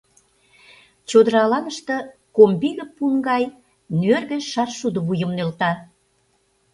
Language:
Mari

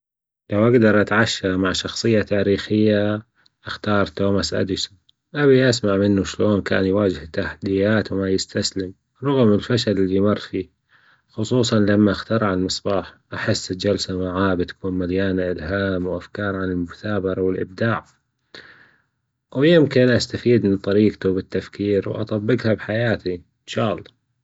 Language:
Gulf Arabic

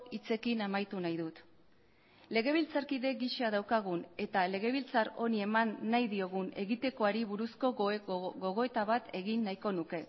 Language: Basque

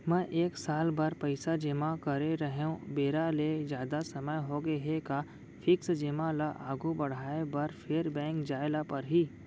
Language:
Chhattisgarhi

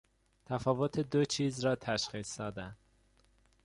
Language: Persian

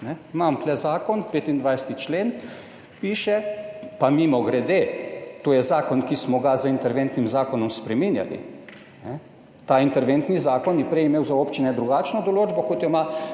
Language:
Slovenian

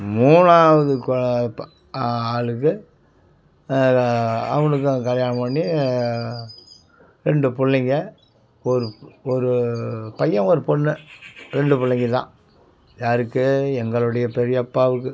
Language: Tamil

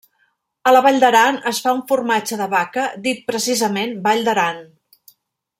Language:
Catalan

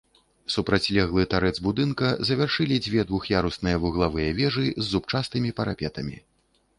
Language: Belarusian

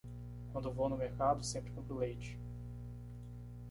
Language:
Portuguese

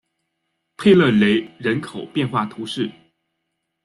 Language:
Chinese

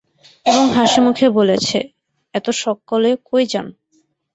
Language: Bangla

